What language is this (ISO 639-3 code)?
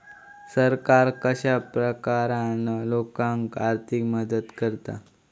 mar